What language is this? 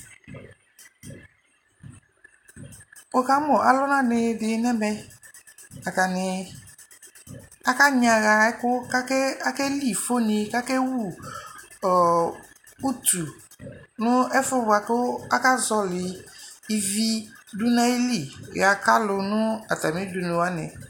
Ikposo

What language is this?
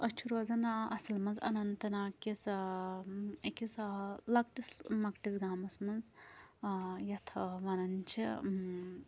Kashmiri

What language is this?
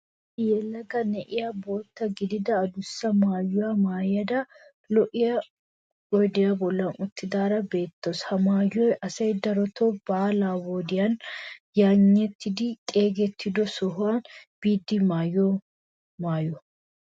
Wolaytta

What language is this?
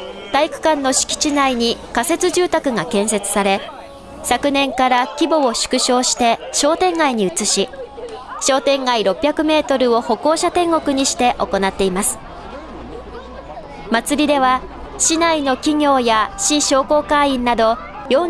Japanese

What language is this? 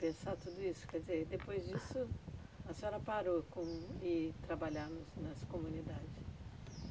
Portuguese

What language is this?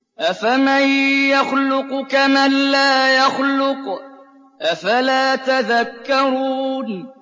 Arabic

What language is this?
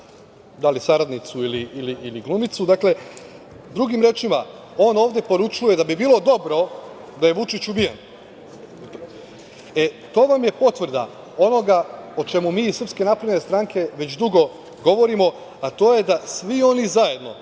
Serbian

